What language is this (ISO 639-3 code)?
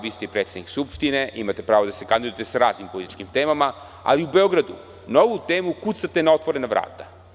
srp